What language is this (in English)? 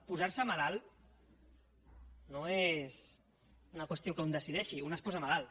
Catalan